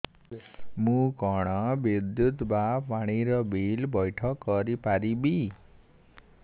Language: Odia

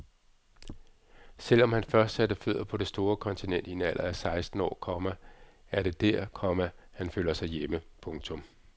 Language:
Danish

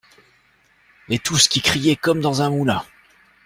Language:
French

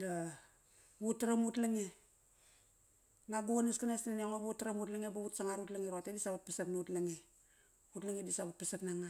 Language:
Kairak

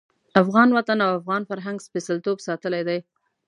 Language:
Pashto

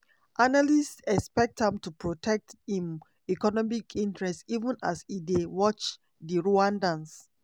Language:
Nigerian Pidgin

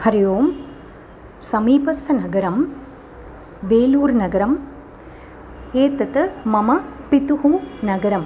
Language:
Sanskrit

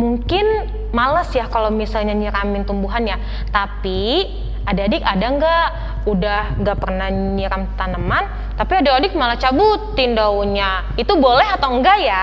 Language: Indonesian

